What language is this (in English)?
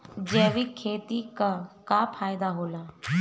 Bhojpuri